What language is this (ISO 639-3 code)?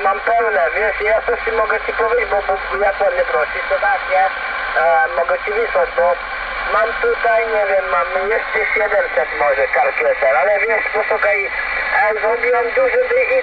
pol